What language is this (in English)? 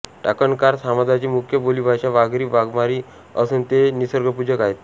Marathi